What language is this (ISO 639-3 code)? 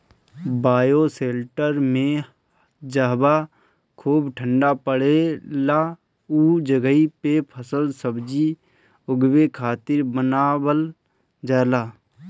bho